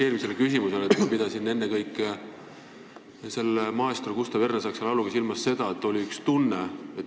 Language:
Estonian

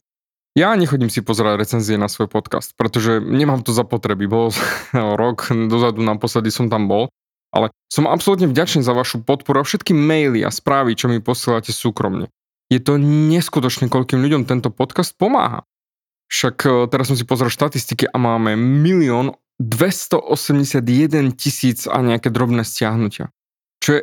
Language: Slovak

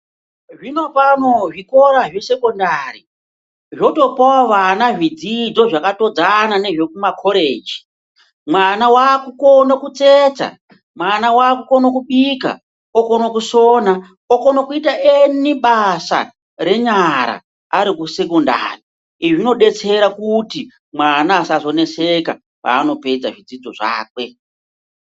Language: Ndau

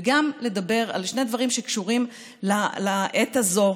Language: Hebrew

